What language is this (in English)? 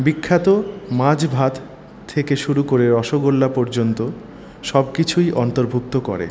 Bangla